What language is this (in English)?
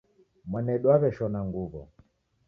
Taita